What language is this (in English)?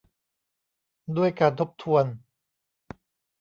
Thai